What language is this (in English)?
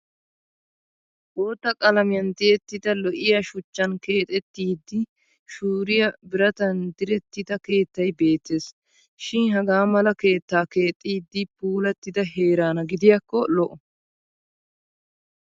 Wolaytta